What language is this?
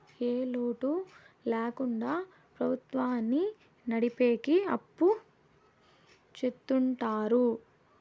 Telugu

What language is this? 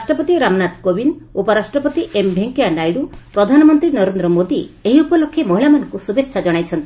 Odia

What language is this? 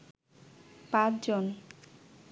Bangla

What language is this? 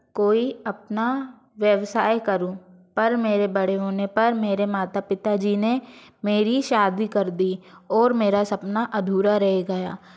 Hindi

